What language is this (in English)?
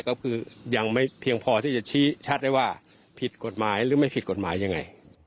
Thai